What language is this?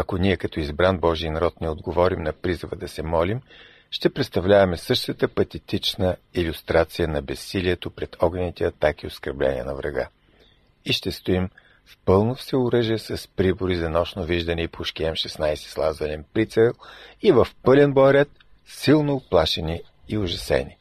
Bulgarian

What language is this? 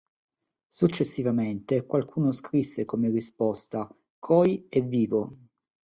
Italian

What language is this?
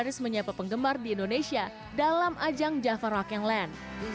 Indonesian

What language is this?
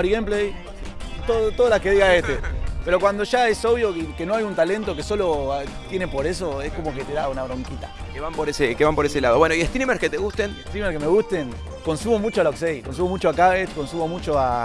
Spanish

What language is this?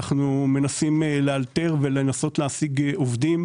Hebrew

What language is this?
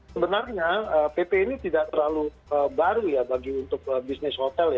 Indonesian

